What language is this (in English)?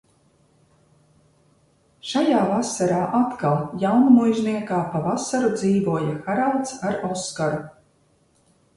Latvian